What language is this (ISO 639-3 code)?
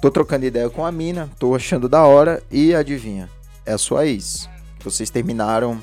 por